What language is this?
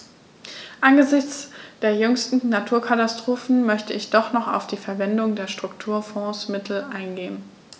German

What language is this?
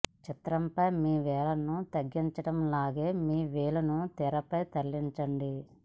Telugu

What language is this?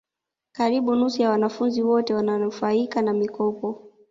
Swahili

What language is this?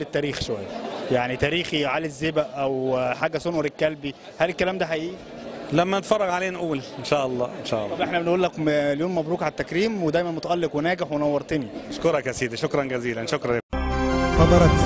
Arabic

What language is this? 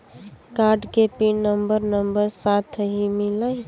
Bhojpuri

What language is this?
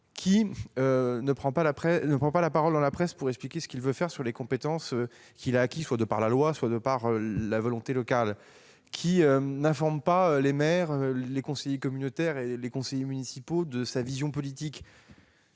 French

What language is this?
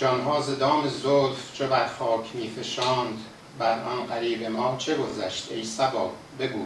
Persian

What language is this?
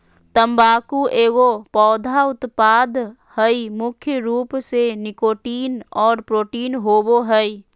Magahi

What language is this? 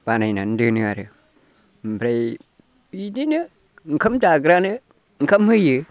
Bodo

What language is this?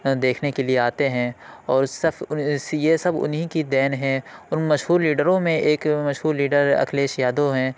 Urdu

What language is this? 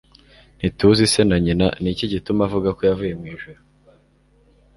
Kinyarwanda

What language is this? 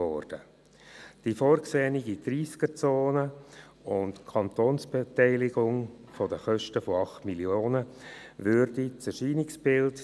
Swiss German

